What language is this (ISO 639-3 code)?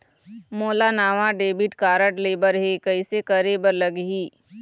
hne